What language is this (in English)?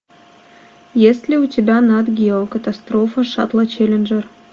Russian